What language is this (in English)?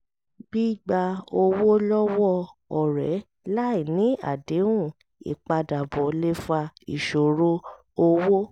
Yoruba